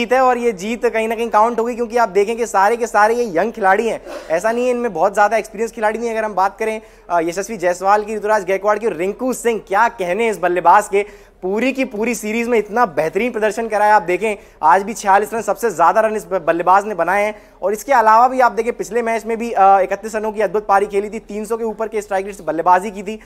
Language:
Hindi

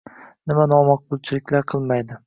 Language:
Uzbek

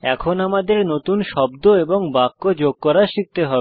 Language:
Bangla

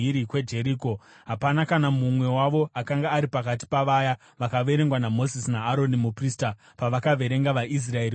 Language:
Shona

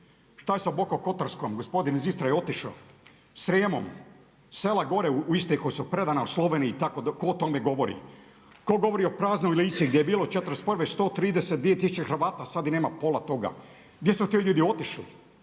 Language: Croatian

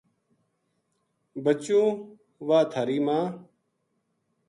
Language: Gujari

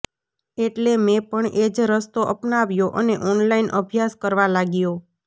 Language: Gujarati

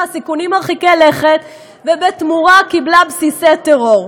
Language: Hebrew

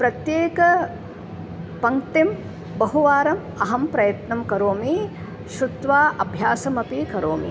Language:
Sanskrit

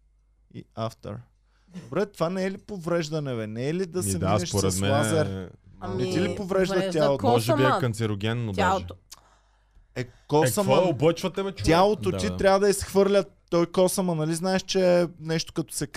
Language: Bulgarian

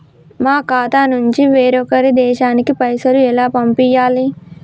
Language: Telugu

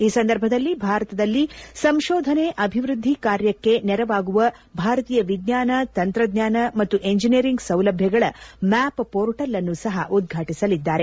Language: Kannada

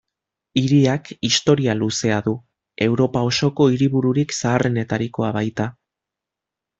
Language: Basque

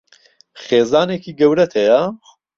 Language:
Central Kurdish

